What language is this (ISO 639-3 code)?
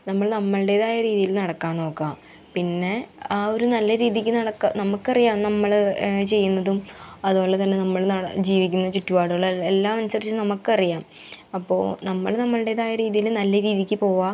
mal